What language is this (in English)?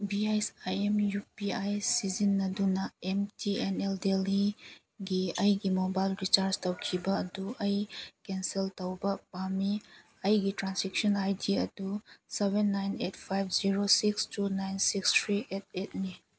Manipuri